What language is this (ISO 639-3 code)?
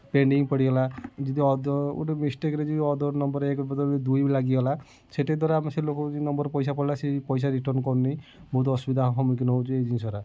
ori